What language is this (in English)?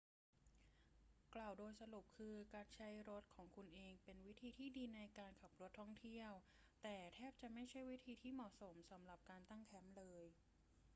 Thai